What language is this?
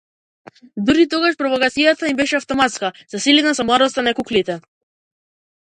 Macedonian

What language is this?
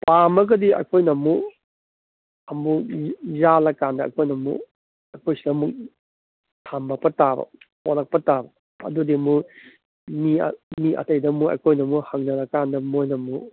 Manipuri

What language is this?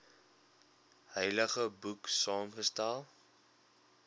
Afrikaans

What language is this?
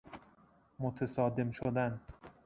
Persian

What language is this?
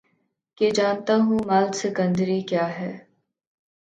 Urdu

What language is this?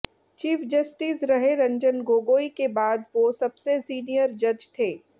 Hindi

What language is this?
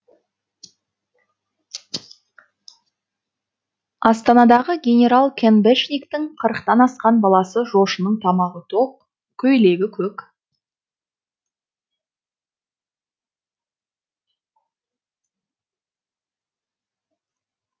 Kazakh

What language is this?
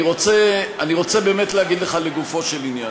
Hebrew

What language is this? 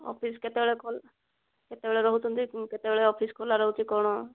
Odia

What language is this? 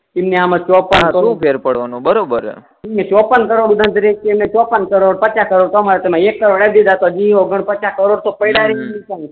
Gujarati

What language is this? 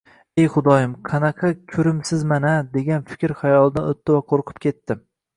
Uzbek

